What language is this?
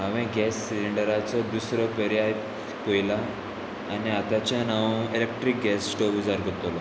Konkani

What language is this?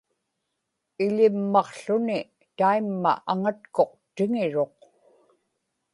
Inupiaq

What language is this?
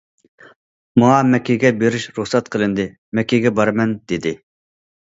Uyghur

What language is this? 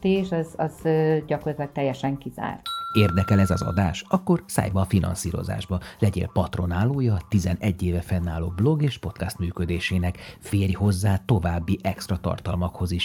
Hungarian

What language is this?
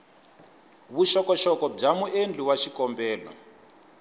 Tsonga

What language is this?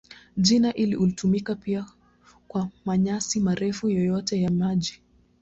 Swahili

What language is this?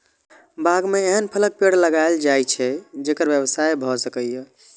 Maithili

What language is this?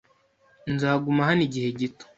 Kinyarwanda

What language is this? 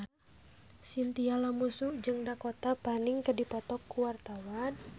Sundanese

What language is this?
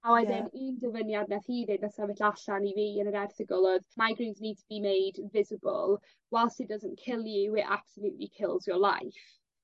Welsh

